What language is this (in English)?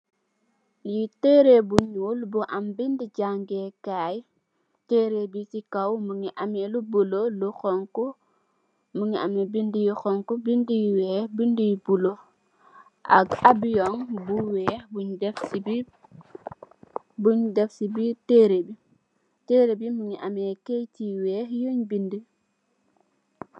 Wolof